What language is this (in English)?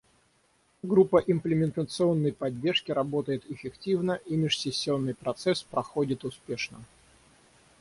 Russian